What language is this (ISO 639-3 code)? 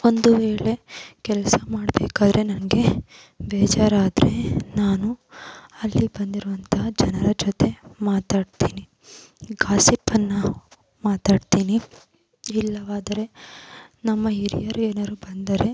kan